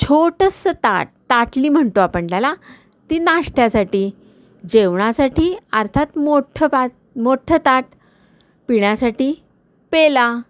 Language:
Marathi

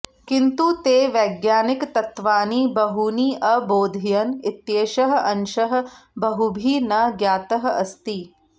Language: Sanskrit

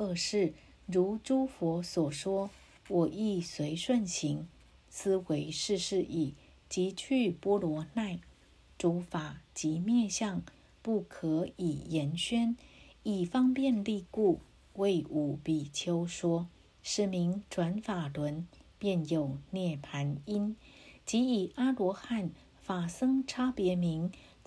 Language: Chinese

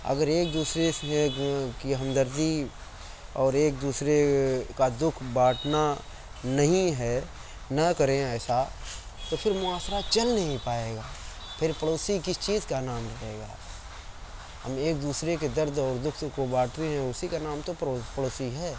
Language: Urdu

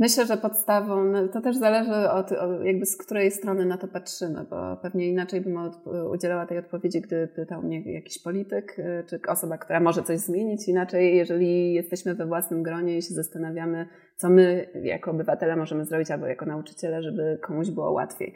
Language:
Polish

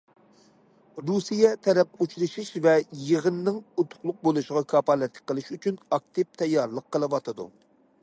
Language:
Uyghur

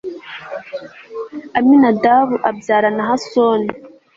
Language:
Kinyarwanda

